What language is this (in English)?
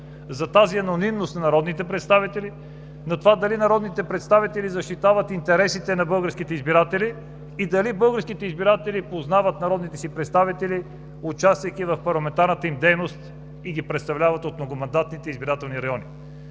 Bulgarian